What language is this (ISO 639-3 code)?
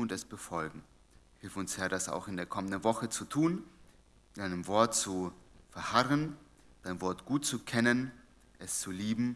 deu